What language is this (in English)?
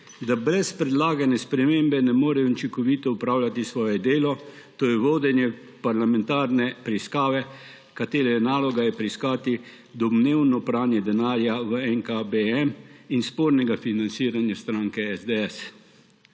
Slovenian